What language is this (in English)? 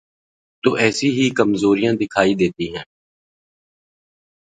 Urdu